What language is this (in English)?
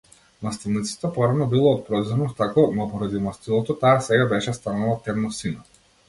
Macedonian